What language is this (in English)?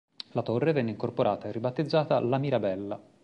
Italian